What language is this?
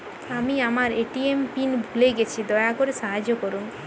Bangla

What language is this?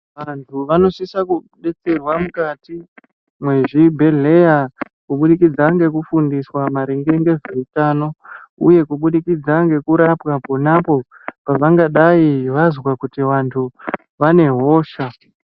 Ndau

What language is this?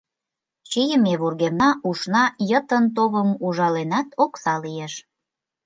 Mari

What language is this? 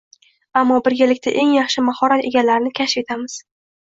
Uzbek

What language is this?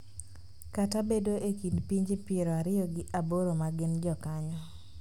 Luo (Kenya and Tanzania)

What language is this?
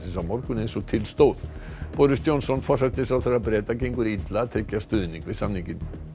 Icelandic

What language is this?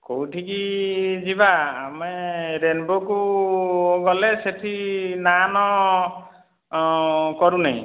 Odia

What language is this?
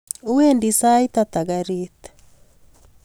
Kalenjin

